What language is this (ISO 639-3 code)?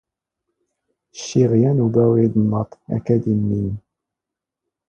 zgh